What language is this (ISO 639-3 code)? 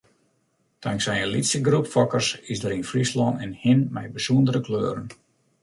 fry